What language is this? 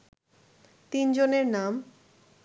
Bangla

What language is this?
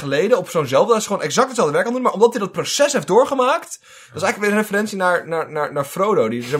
Dutch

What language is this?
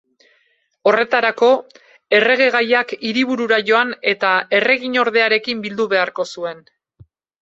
Basque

